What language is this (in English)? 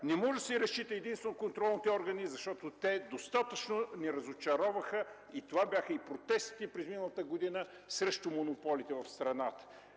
Bulgarian